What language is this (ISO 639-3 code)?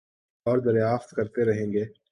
urd